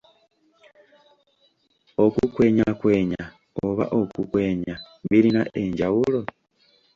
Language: Ganda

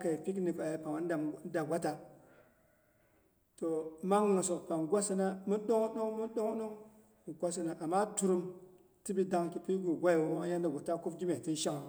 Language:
Boghom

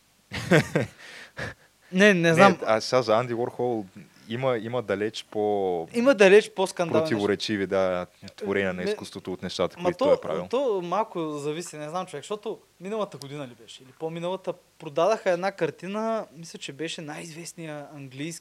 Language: Bulgarian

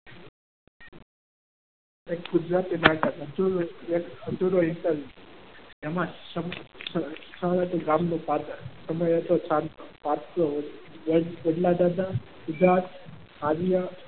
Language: Gujarati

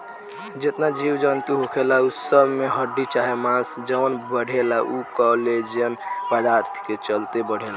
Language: Bhojpuri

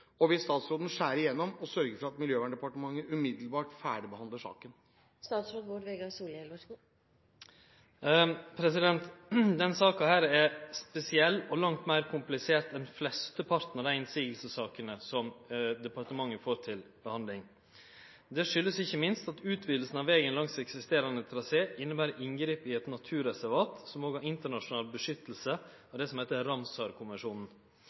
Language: Norwegian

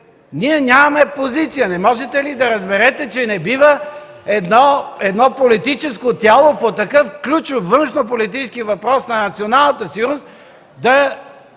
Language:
Bulgarian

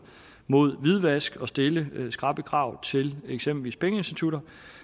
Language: Danish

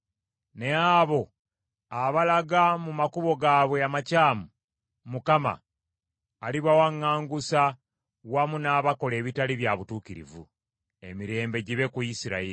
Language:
Ganda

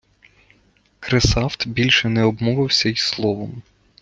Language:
Ukrainian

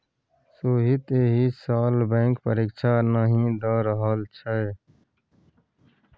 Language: Maithili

